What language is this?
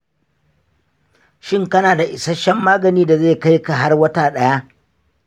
Hausa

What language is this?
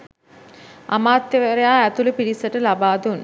Sinhala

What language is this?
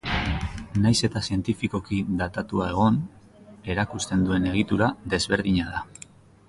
Basque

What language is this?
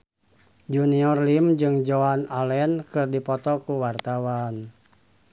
Sundanese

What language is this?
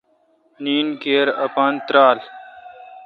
Kalkoti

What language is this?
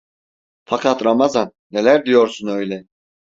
Turkish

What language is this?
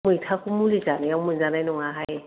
Bodo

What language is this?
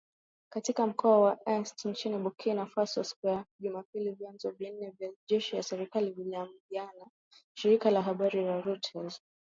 Swahili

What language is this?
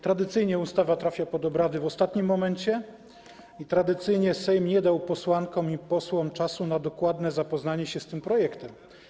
Polish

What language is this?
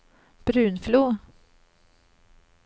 Swedish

